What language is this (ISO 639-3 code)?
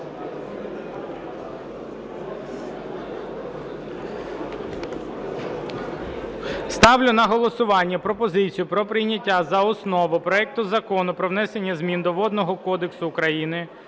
ukr